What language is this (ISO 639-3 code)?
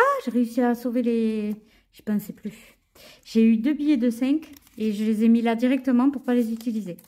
fra